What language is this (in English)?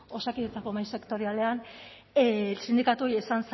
Basque